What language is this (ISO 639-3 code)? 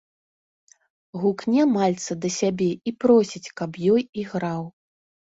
bel